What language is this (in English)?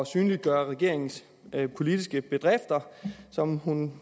Danish